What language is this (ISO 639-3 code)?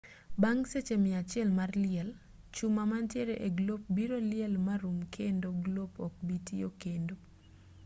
luo